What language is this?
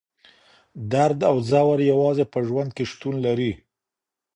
Pashto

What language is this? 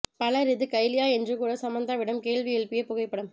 Tamil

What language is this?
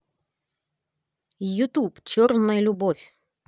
Russian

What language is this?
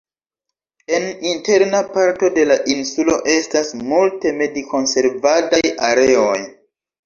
Esperanto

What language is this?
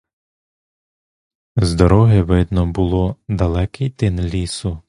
Ukrainian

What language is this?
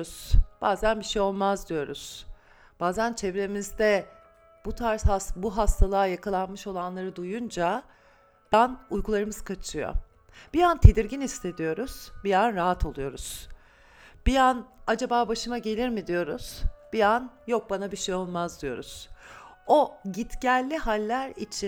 Turkish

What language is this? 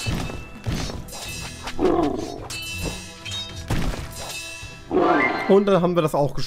German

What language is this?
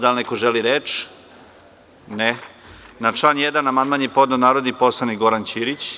Serbian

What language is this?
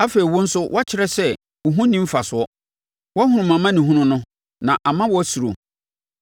Akan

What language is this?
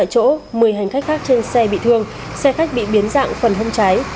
Vietnamese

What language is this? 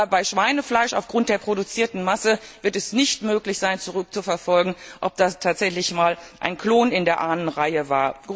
German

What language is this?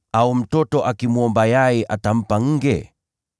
Swahili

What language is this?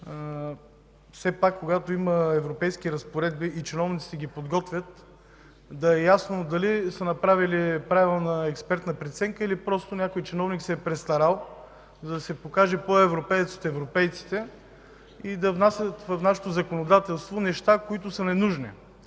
Bulgarian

